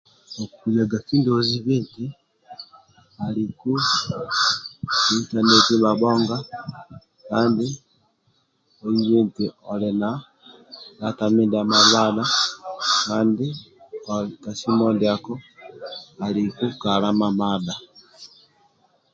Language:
Amba (Uganda)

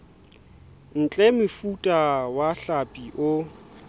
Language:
Southern Sotho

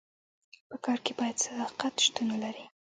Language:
Pashto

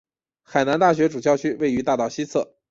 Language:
Chinese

